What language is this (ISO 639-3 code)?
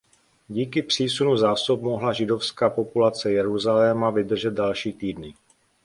ces